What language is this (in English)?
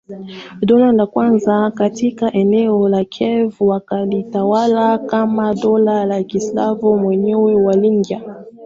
Swahili